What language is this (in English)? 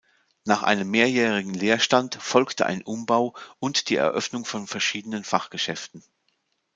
German